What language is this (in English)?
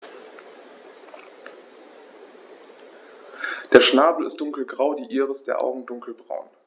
German